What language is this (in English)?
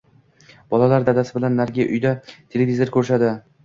Uzbek